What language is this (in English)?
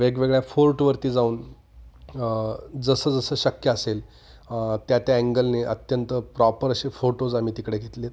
Marathi